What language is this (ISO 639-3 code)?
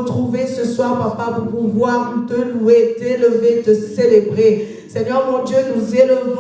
fra